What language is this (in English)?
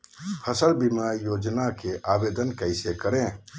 Magahi